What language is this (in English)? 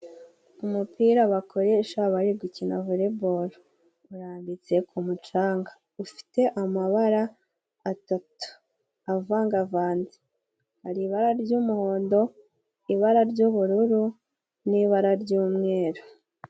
Kinyarwanda